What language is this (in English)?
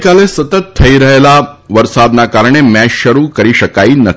Gujarati